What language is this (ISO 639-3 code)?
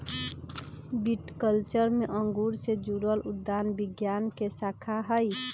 mag